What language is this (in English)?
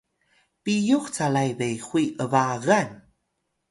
Atayal